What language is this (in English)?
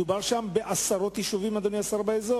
Hebrew